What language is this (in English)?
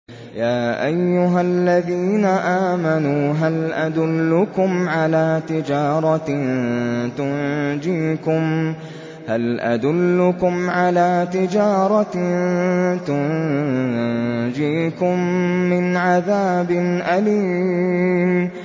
Arabic